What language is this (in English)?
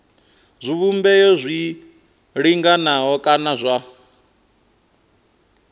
Venda